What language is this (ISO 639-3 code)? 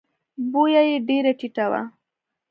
pus